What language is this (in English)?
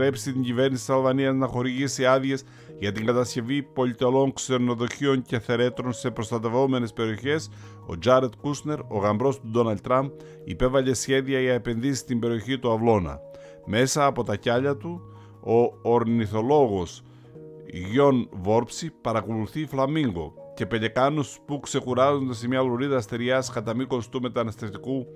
Greek